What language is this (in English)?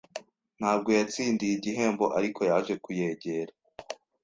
Kinyarwanda